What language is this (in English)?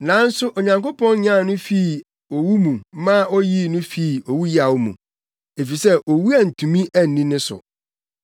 Akan